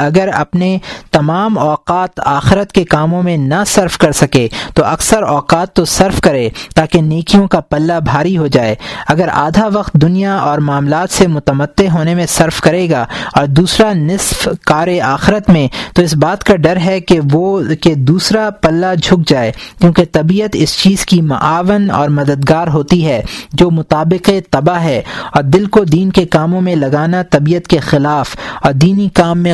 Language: Urdu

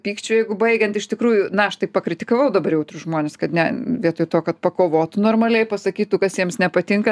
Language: Lithuanian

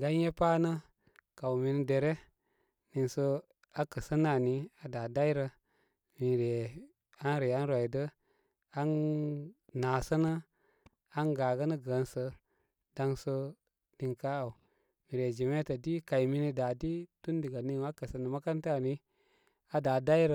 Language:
Koma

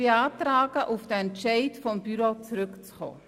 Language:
Swiss German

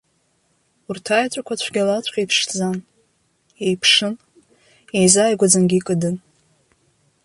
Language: Abkhazian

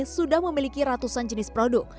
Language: Indonesian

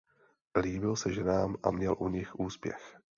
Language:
Czech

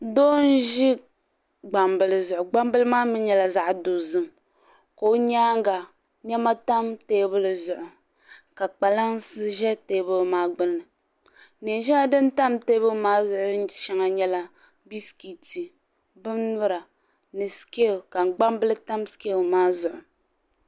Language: Dagbani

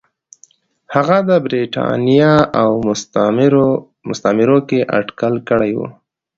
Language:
Pashto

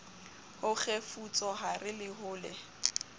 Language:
Southern Sotho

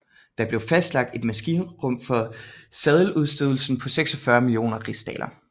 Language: Danish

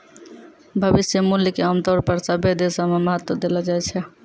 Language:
Maithili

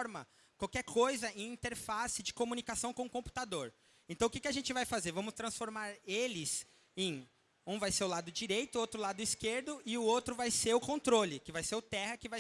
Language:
Portuguese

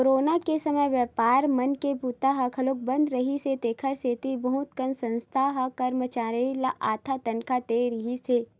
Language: Chhattisgarhi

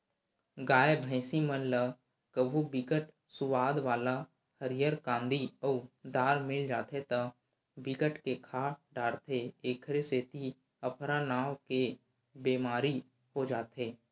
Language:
Chhattisgarhi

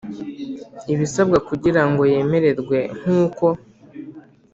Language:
Kinyarwanda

